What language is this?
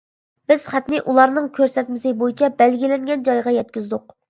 Uyghur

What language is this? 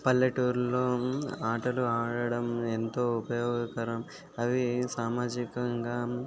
Telugu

